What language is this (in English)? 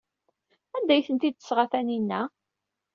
Kabyle